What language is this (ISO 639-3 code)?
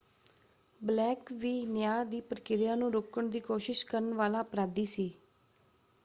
pan